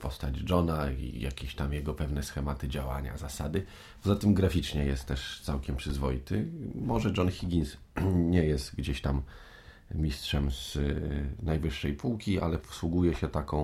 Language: Polish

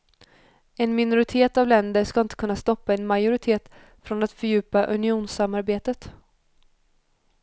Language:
Swedish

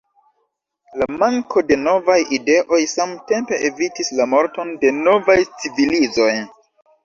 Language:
Esperanto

